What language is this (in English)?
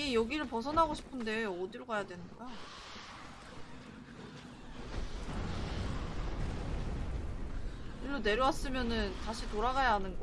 Korean